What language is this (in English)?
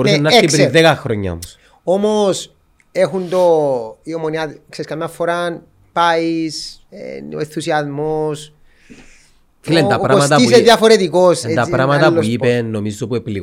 Greek